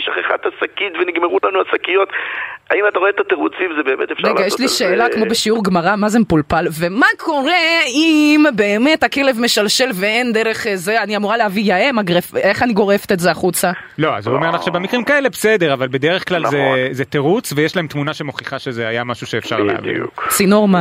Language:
Hebrew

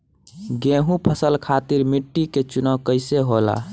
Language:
Bhojpuri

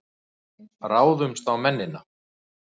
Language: Icelandic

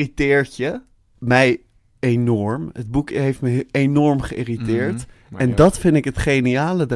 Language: Dutch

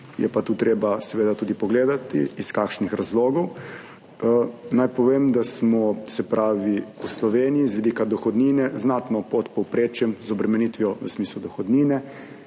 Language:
Slovenian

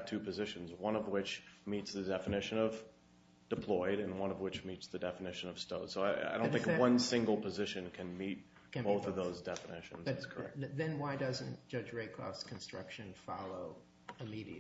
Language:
English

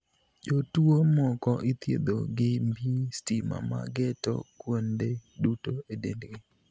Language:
Luo (Kenya and Tanzania)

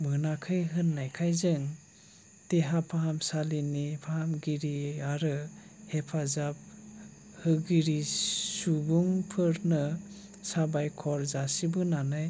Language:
Bodo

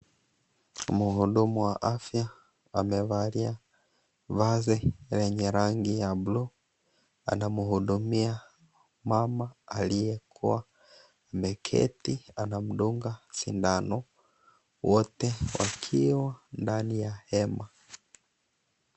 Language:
Swahili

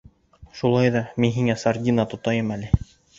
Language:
Bashkir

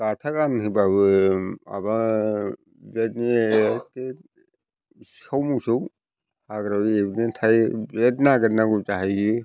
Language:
Bodo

